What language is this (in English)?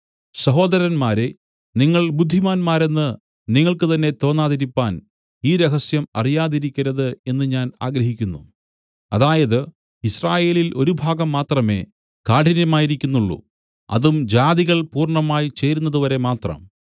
Malayalam